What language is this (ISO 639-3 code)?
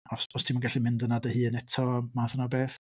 cym